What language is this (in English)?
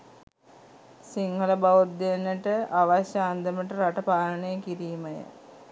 Sinhala